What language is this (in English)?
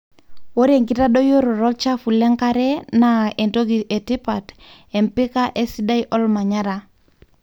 Masai